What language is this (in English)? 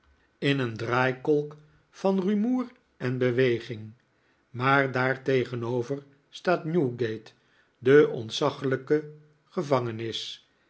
Dutch